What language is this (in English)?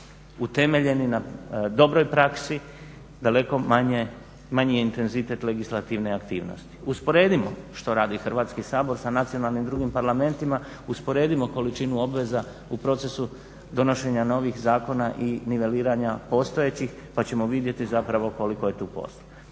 Croatian